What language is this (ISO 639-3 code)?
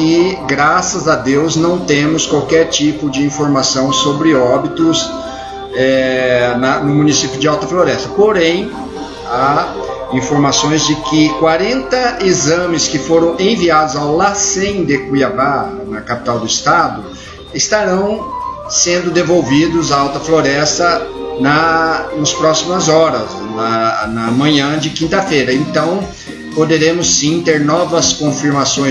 por